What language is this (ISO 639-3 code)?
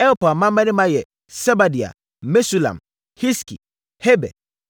aka